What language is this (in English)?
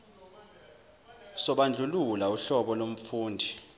Zulu